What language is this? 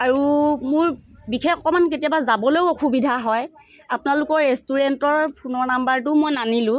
Assamese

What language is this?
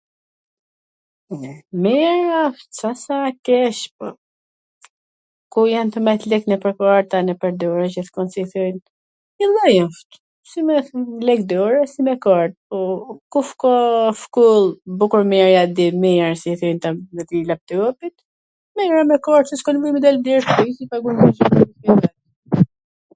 Gheg Albanian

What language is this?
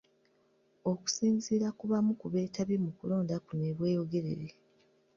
Ganda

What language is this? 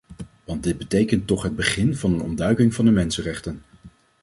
Dutch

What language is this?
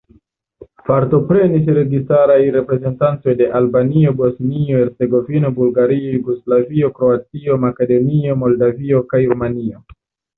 Esperanto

